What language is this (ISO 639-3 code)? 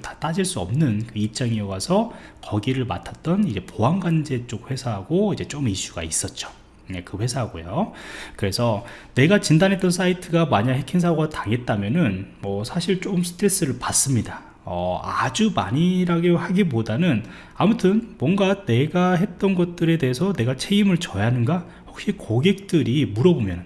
kor